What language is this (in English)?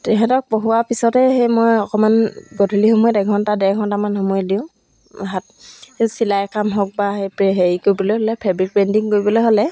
Assamese